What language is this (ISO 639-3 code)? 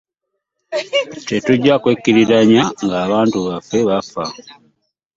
lug